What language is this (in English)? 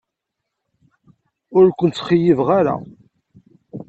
Kabyle